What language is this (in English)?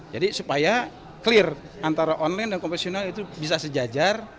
Indonesian